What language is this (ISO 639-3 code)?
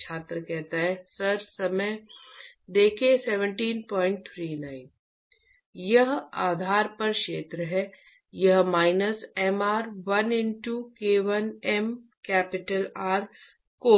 hin